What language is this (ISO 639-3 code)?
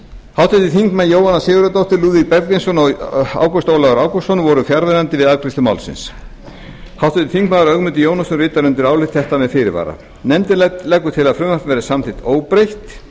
isl